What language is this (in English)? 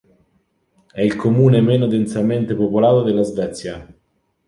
Italian